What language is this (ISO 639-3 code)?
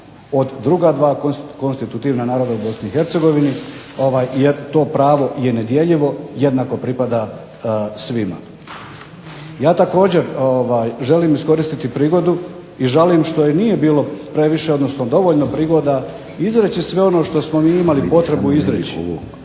hrv